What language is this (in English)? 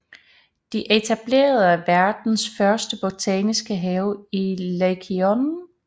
Danish